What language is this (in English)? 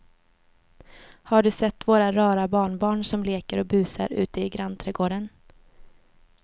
Swedish